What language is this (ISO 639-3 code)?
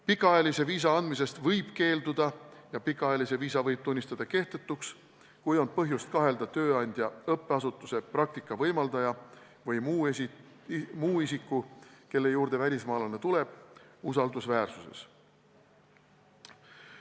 est